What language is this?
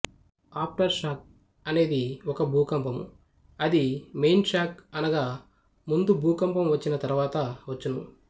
Telugu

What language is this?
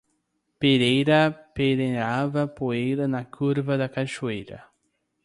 Portuguese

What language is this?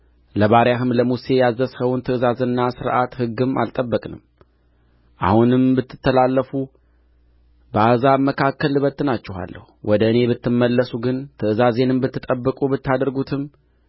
Amharic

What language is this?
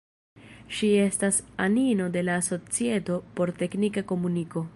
Esperanto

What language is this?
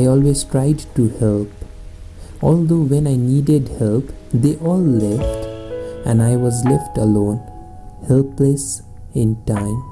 English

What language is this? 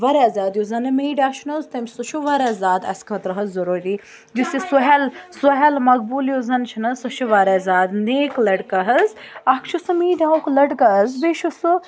Kashmiri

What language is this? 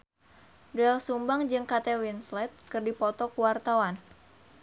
Sundanese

